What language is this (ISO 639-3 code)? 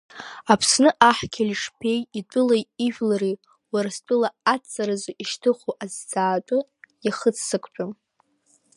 abk